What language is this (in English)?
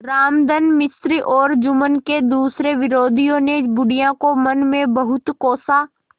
Hindi